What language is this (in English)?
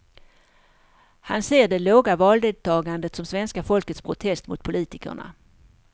Swedish